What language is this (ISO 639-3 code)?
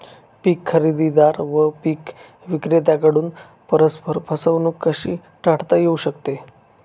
mar